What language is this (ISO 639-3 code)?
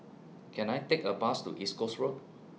eng